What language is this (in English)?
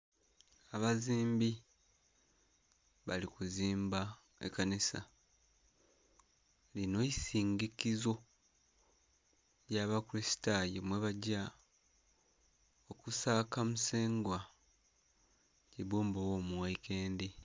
Soga